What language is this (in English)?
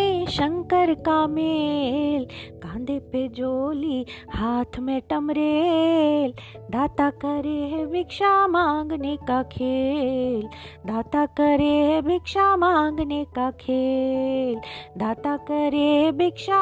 Hindi